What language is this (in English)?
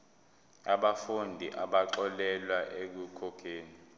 Zulu